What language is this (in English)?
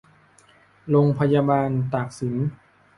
Thai